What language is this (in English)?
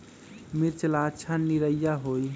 Magahi